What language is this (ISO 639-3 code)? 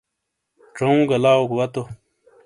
scl